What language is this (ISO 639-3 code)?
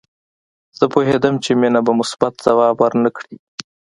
pus